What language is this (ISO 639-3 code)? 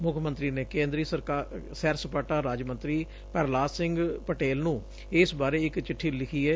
pan